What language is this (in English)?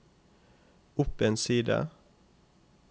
Norwegian